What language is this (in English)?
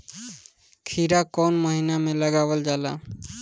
Bhojpuri